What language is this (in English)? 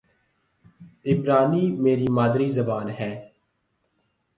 Urdu